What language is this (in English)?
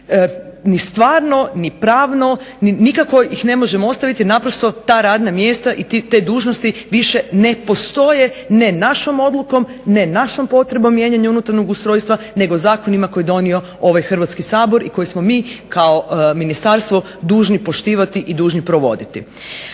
Croatian